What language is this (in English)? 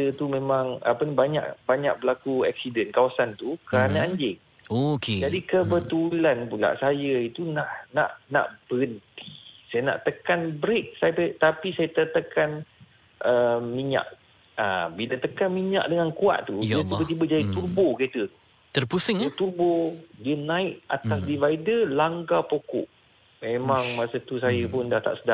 Malay